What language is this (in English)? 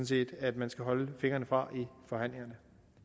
Danish